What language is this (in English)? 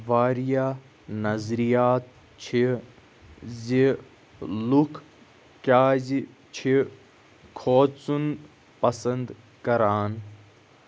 Kashmiri